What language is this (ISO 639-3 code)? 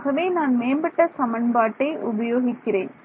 tam